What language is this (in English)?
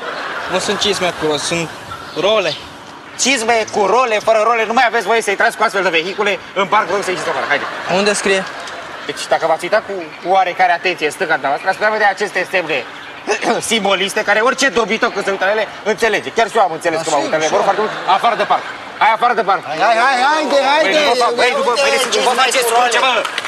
Romanian